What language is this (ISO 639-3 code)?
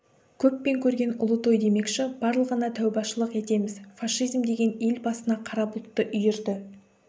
kaz